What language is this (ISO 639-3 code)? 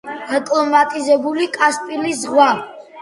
kat